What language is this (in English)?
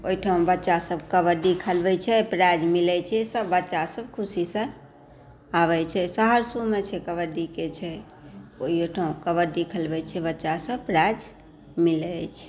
Maithili